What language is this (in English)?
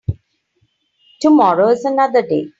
English